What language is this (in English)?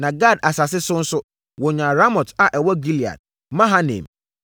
Akan